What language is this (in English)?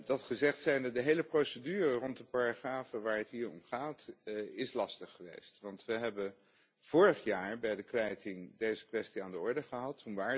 Dutch